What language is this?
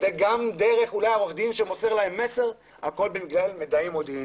Hebrew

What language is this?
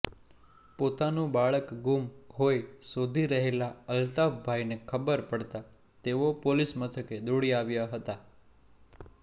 Gujarati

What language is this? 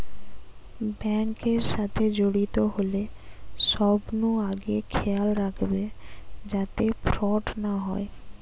Bangla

